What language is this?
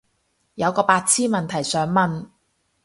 Cantonese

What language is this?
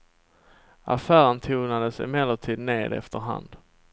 Swedish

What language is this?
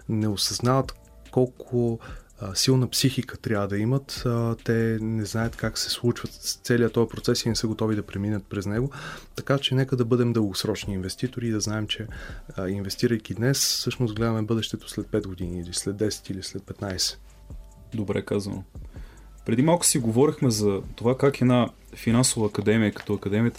Bulgarian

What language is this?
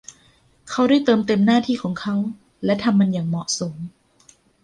Thai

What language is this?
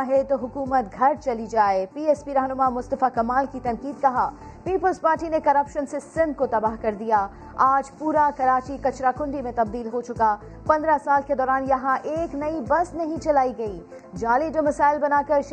Urdu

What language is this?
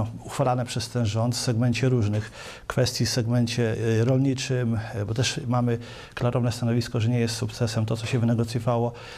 Polish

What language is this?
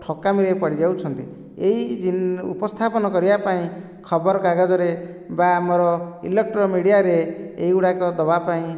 Odia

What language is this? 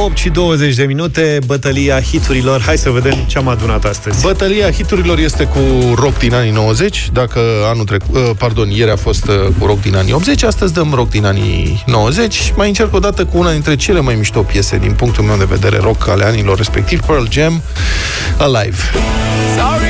Romanian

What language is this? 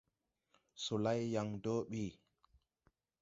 Tupuri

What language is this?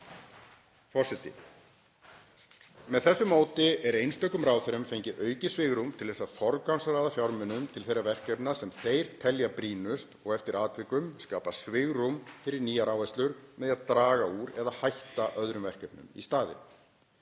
Icelandic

